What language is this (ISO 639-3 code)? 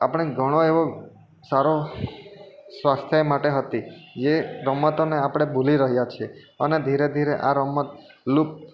guj